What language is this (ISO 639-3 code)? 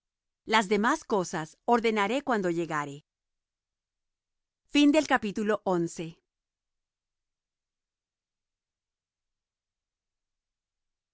spa